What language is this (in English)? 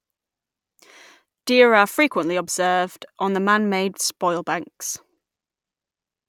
English